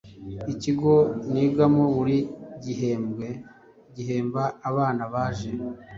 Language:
Kinyarwanda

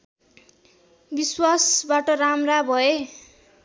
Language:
Nepali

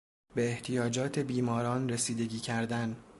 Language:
Persian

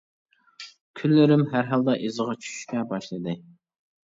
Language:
Uyghur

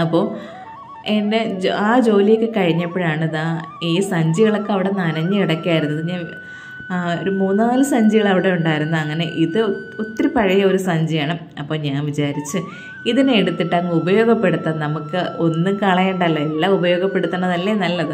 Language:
Malayalam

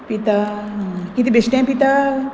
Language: Konkani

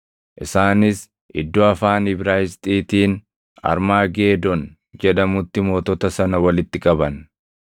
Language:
Oromo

